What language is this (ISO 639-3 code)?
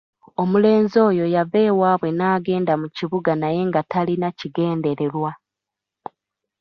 lug